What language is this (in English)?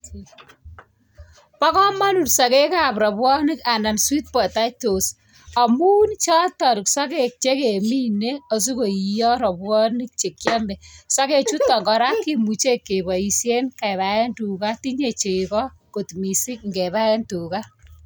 Kalenjin